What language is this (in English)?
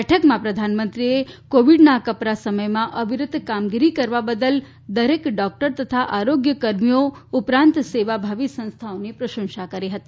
Gujarati